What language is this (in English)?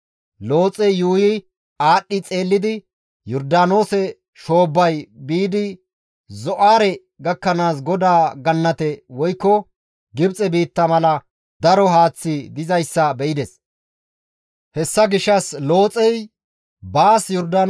Gamo